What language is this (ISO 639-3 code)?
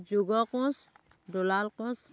asm